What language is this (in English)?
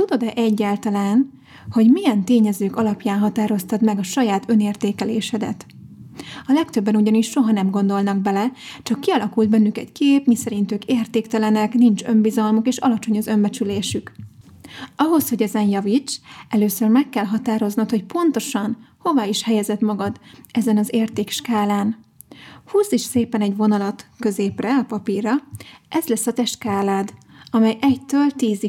Hungarian